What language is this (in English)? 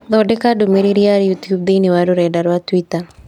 Kikuyu